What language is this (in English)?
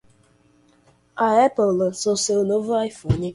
Portuguese